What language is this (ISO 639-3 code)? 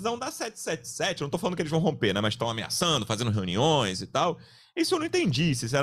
por